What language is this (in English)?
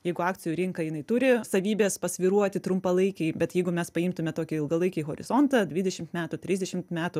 Lithuanian